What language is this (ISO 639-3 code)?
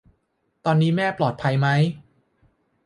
tha